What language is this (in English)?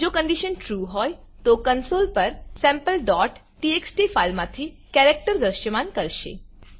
Gujarati